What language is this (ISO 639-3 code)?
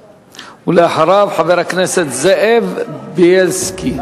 heb